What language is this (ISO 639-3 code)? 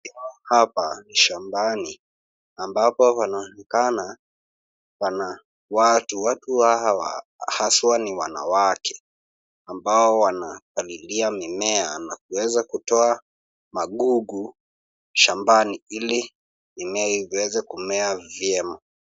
swa